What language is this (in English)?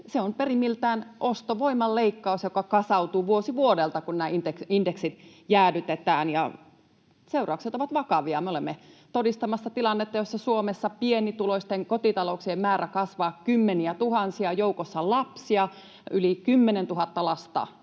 Finnish